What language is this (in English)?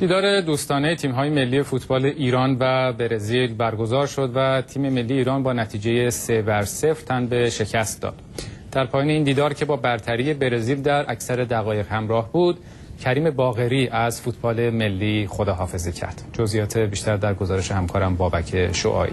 Persian